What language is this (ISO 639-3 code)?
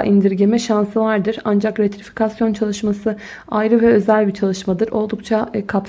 tur